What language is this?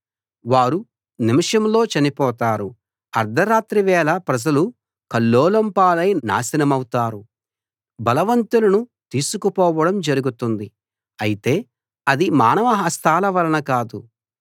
Telugu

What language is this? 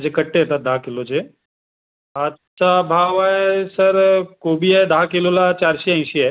Marathi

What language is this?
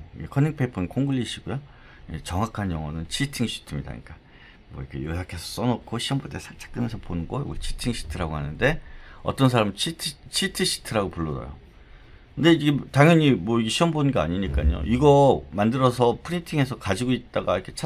Korean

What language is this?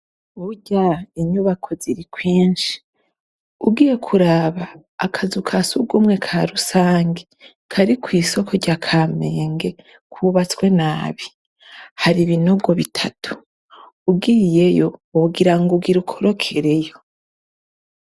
Rundi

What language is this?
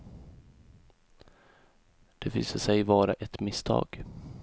Swedish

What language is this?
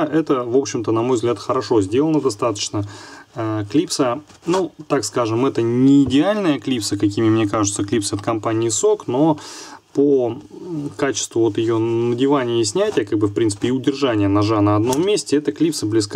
Russian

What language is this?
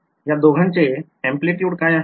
Marathi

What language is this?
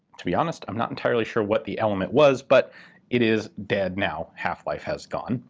English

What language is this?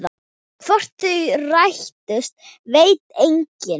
Icelandic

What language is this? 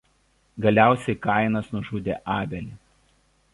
Lithuanian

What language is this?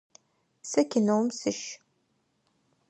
Adyghe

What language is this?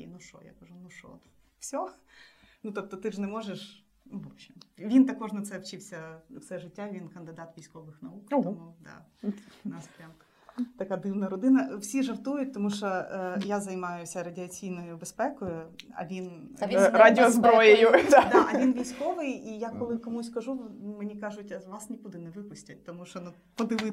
Ukrainian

